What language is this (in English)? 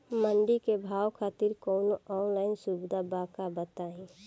Bhojpuri